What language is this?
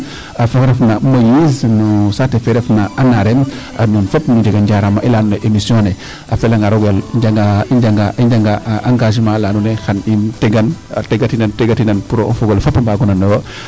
Serer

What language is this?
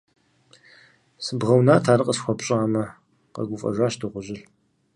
Kabardian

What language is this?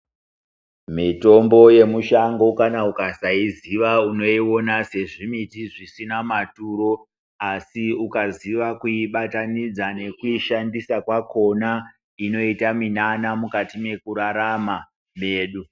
Ndau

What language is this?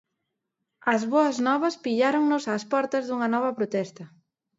Galician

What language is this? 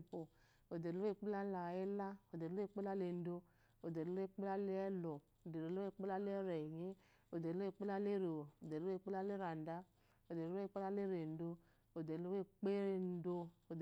Eloyi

